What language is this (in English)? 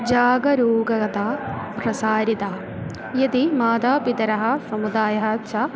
Sanskrit